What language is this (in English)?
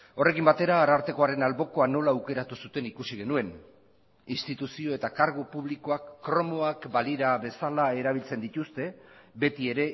Basque